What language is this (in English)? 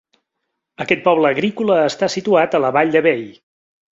Catalan